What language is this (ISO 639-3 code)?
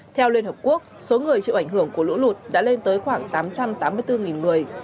vie